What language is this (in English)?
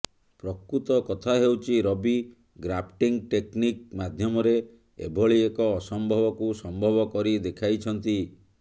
Odia